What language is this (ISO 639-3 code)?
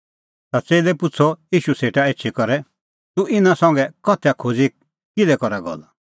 kfx